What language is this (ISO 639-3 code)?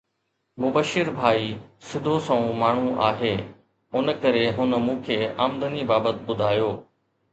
snd